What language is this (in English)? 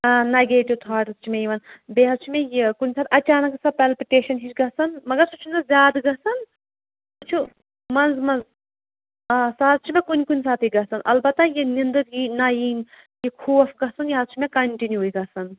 Kashmiri